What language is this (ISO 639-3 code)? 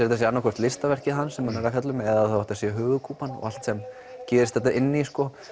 isl